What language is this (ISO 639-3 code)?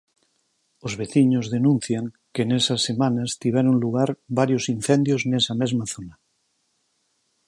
glg